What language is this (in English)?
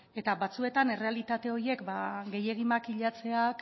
Basque